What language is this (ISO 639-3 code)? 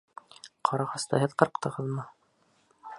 bak